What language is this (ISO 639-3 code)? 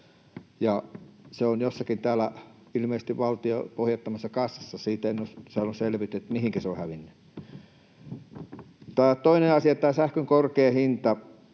fin